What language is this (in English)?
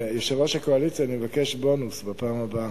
Hebrew